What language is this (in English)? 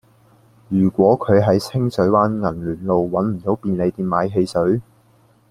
Cantonese